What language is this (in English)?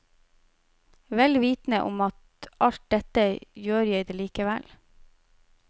Norwegian